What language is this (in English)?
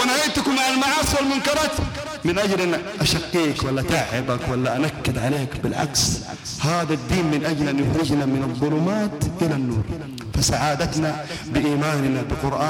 Arabic